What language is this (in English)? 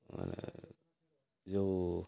Odia